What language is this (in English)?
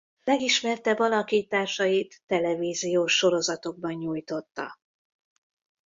Hungarian